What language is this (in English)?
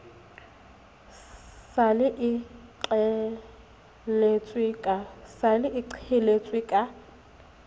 Southern Sotho